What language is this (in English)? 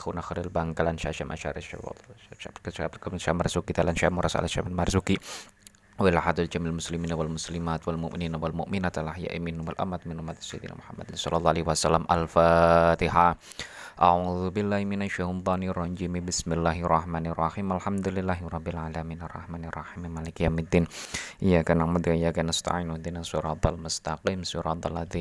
Indonesian